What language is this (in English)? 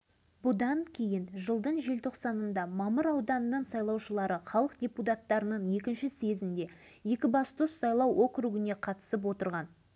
Kazakh